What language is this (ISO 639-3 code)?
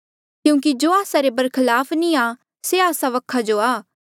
mjl